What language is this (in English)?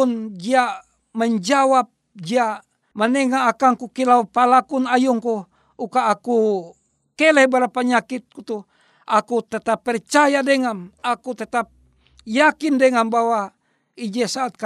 Indonesian